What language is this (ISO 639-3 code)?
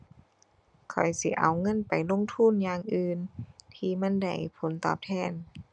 tha